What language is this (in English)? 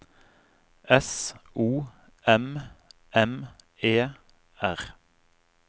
Norwegian